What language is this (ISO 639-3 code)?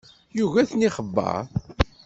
kab